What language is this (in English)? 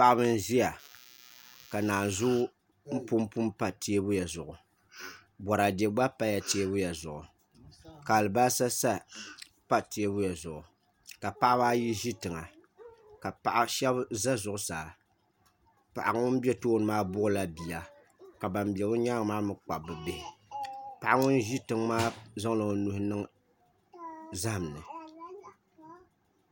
Dagbani